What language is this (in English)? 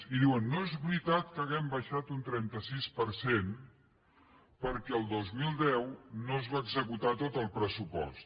Catalan